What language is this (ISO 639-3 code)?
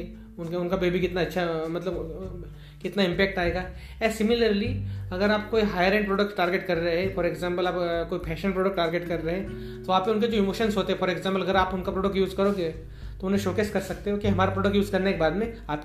hin